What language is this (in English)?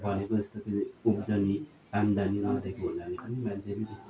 Nepali